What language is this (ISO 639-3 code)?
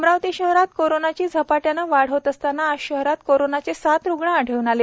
mar